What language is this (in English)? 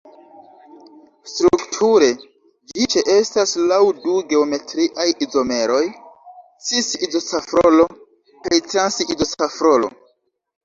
Esperanto